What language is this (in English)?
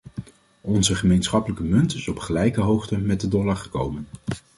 Dutch